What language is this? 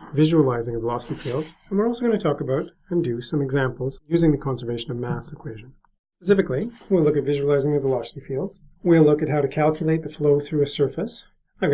English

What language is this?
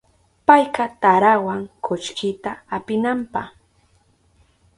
Southern Pastaza Quechua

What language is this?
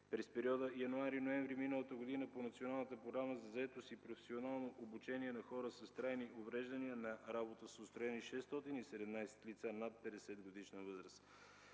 Bulgarian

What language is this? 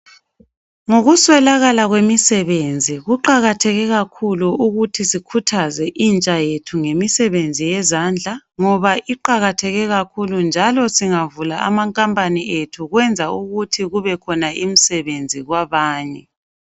North Ndebele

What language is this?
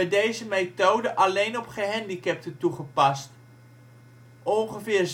Dutch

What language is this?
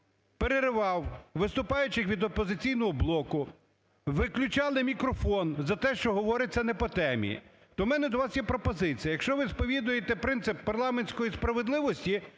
Ukrainian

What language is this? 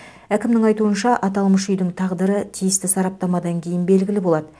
Kazakh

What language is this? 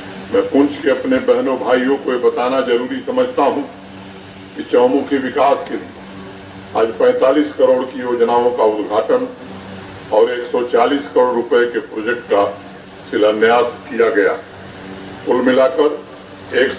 Urdu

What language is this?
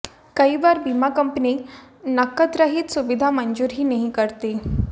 Hindi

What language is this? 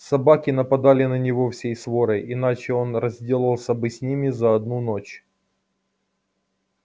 Russian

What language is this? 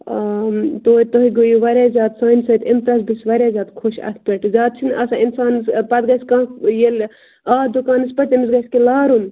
Kashmiri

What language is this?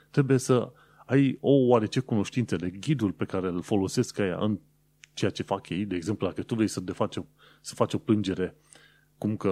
Romanian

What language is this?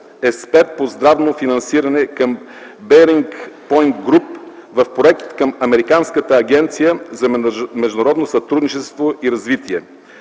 Bulgarian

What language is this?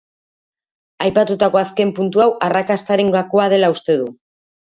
Basque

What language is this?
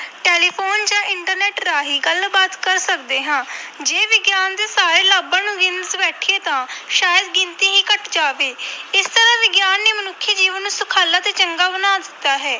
Punjabi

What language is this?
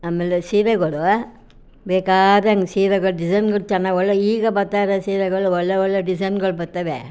Kannada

